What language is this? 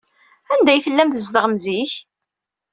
Kabyle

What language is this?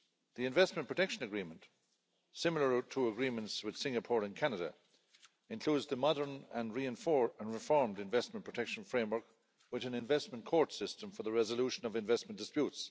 English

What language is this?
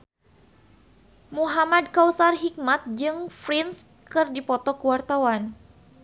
Sundanese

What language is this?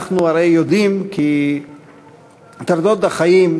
Hebrew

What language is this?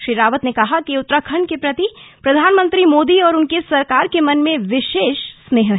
Hindi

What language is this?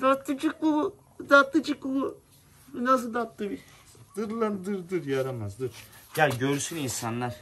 Turkish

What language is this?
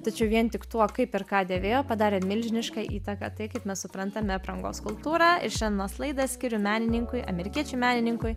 Lithuanian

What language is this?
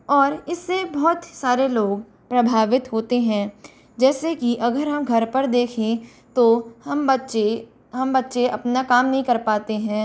Hindi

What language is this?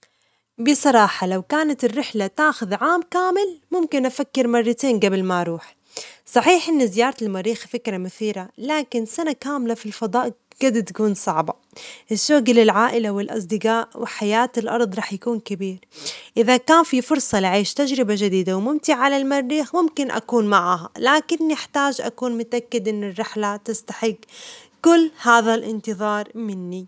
Omani Arabic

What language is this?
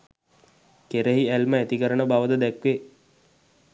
Sinhala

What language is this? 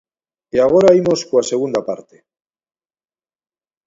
Galician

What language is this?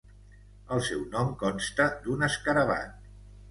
Catalan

